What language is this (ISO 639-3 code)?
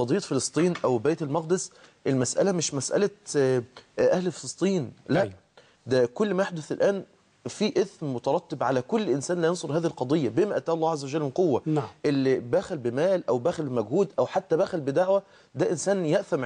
ara